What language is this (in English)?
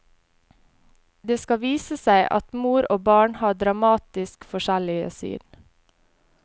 Norwegian